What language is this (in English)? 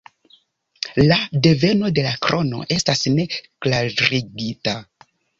Esperanto